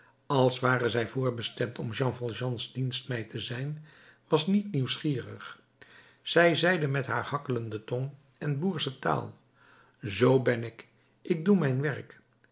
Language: Dutch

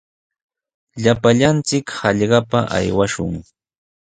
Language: Sihuas Ancash Quechua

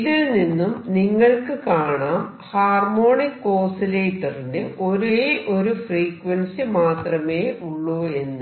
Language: Malayalam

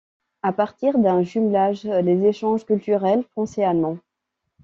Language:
French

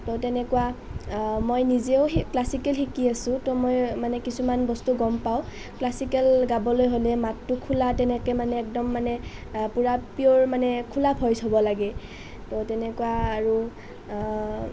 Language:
Assamese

